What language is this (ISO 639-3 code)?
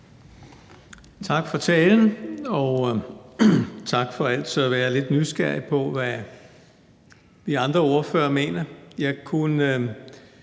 dan